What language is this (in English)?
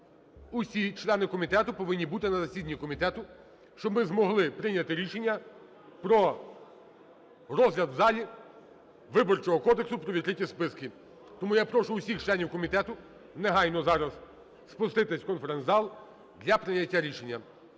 Ukrainian